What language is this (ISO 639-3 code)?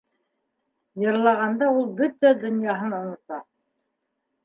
bak